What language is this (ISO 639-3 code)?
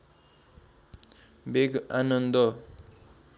nep